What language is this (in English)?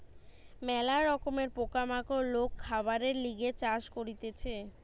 Bangla